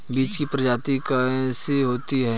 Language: Hindi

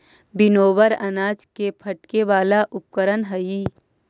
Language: Magahi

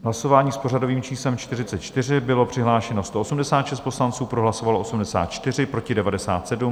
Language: Czech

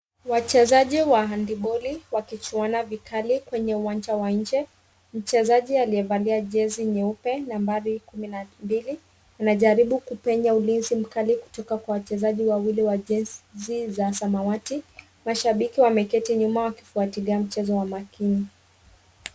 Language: Swahili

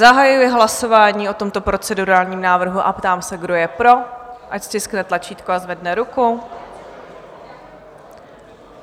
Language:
Czech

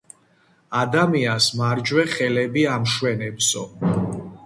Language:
Georgian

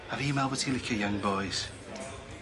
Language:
Welsh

